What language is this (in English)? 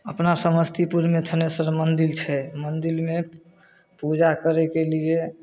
Maithili